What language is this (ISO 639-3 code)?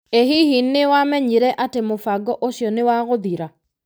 kik